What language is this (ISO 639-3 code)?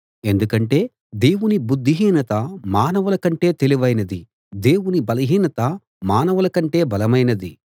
tel